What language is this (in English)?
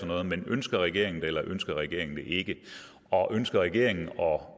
Danish